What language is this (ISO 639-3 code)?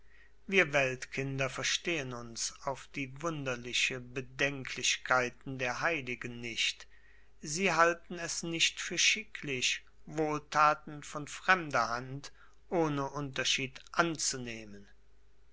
deu